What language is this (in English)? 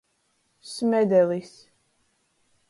Latgalian